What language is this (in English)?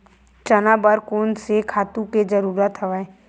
Chhattisgarhi